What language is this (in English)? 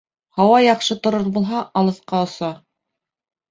Bashkir